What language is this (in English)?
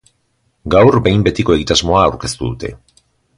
Basque